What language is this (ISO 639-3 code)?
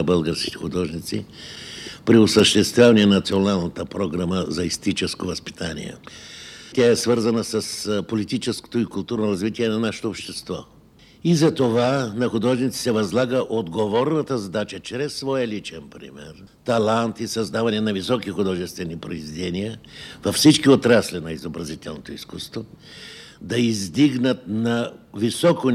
bul